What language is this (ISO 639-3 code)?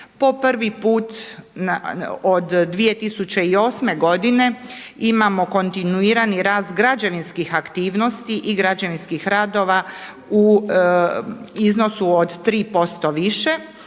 hrv